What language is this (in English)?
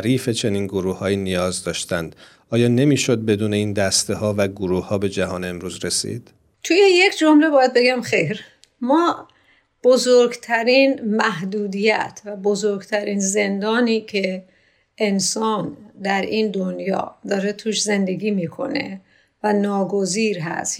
Persian